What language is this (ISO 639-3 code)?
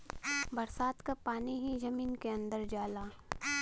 bho